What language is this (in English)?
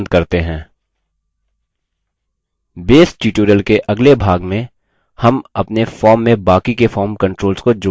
Hindi